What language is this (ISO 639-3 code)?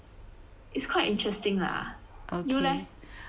eng